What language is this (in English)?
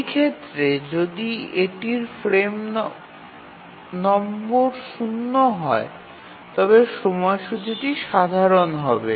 Bangla